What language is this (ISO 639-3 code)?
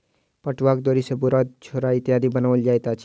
mai